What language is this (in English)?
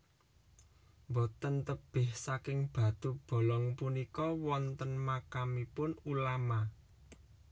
Javanese